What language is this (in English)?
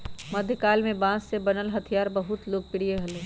Magahi